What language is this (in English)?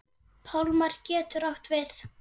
Icelandic